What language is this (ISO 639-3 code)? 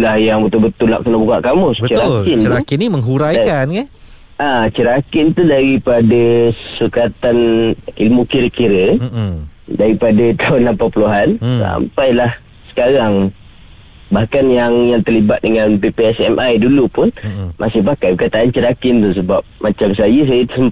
msa